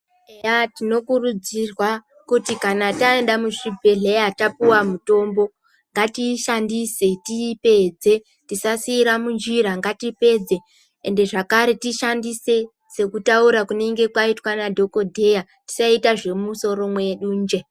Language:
Ndau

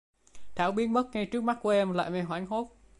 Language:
Vietnamese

